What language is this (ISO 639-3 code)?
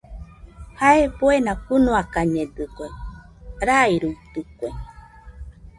hux